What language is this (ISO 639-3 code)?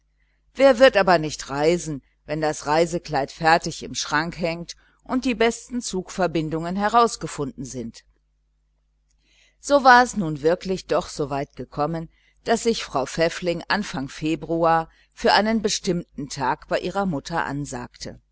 deu